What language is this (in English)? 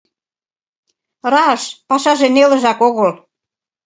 Mari